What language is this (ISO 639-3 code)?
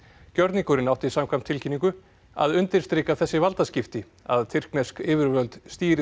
isl